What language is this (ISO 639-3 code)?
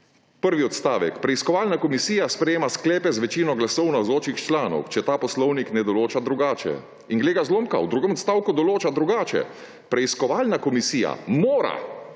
slv